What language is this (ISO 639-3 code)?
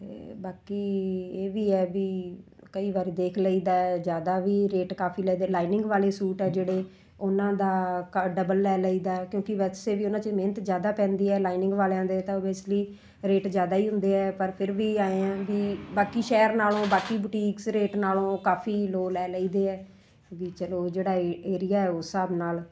pan